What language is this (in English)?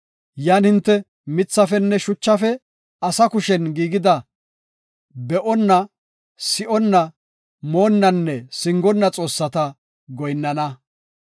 Gofa